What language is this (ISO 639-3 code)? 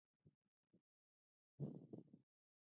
pus